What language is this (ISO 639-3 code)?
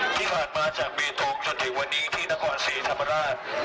tha